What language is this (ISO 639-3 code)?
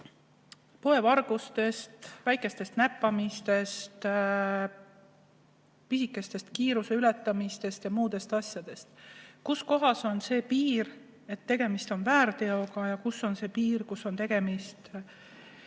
est